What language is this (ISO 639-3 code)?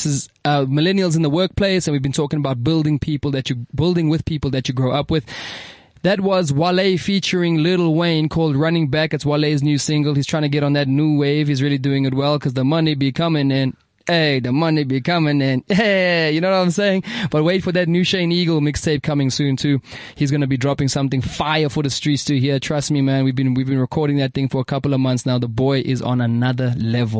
eng